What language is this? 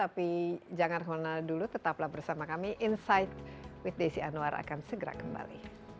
Indonesian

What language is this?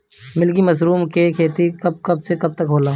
Bhojpuri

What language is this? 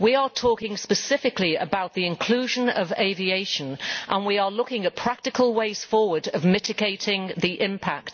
English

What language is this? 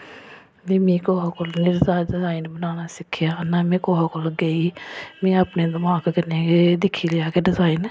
Dogri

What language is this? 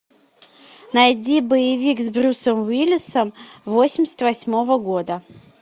Russian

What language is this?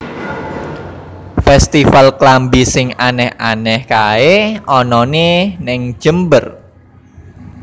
Javanese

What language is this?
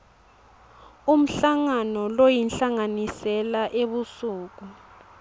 Swati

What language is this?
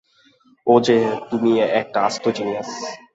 Bangla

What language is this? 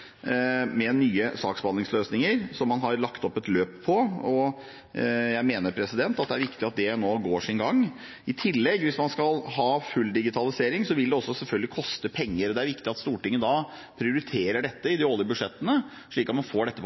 Norwegian Bokmål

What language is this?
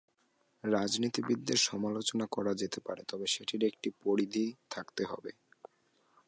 Bangla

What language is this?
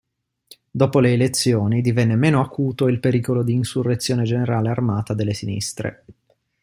Italian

